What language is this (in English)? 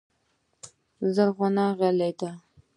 Pashto